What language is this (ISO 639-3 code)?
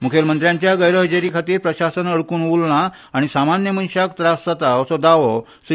kok